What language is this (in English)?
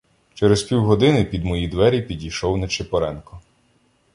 Ukrainian